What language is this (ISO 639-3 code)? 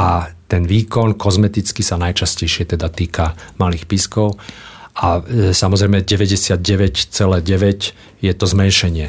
slk